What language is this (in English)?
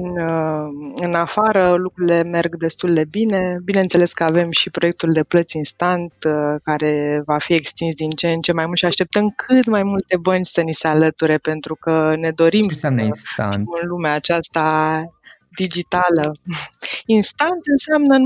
Romanian